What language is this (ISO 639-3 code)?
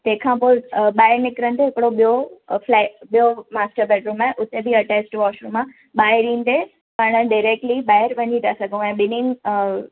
snd